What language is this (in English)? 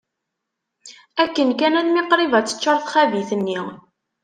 Kabyle